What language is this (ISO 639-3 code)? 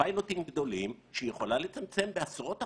heb